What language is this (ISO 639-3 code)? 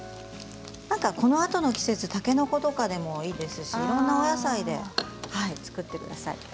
jpn